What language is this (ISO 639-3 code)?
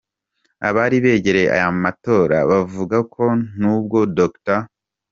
kin